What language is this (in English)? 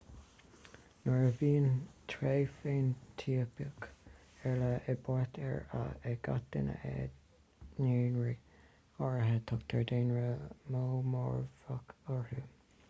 Irish